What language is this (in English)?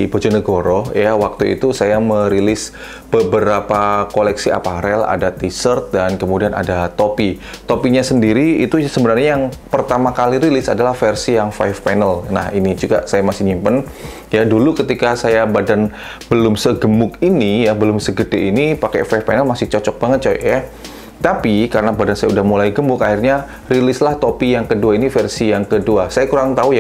Indonesian